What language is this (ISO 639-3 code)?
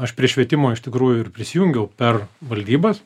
lit